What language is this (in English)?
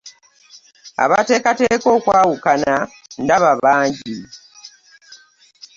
Ganda